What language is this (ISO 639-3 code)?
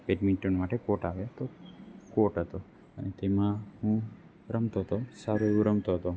guj